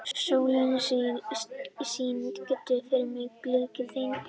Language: Icelandic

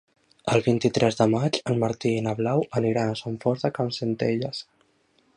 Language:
Catalan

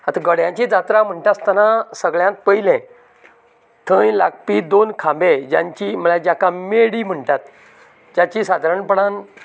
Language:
Konkani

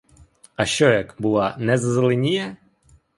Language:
Ukrainian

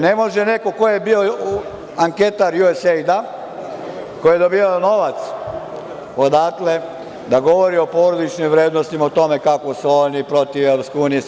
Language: Serbian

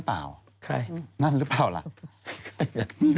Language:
Thai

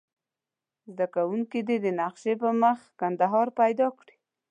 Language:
Pashto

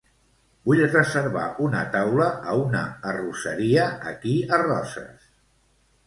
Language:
Catalan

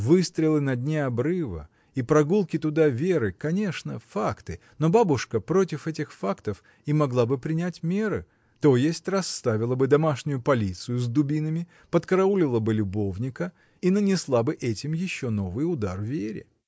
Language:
Russian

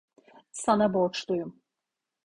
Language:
Turkish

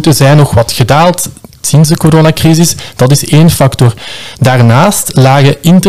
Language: Dutch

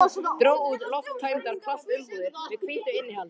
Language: Icelandic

